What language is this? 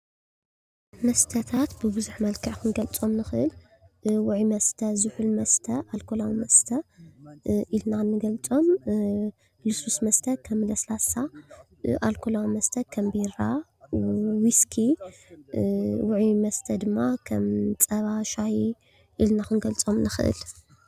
Tigrinya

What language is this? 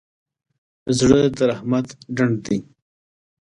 Pashto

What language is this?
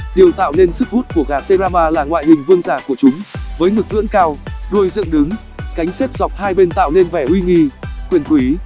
Vietnamese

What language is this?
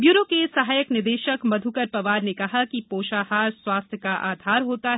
Hindi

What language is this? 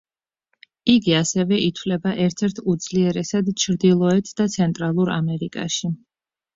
Georgian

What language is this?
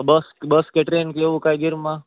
Gujarati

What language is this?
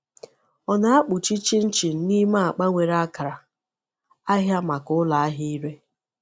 Igbo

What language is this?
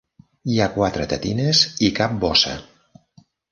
Catalan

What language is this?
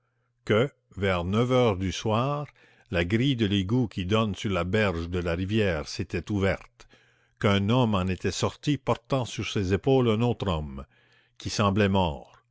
French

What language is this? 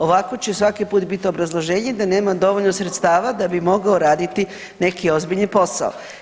Croatian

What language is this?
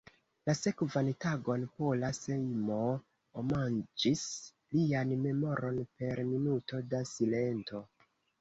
Esperanto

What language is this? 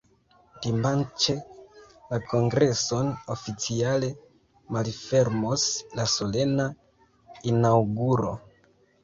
Esperanto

